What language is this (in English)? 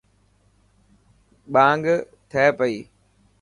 Dhatki